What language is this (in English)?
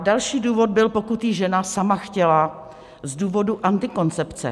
Czech